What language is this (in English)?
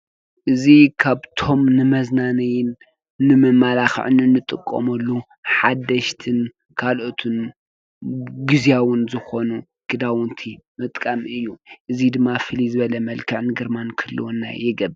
Tigrinya